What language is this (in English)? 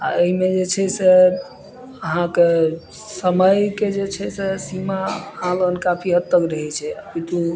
Maithili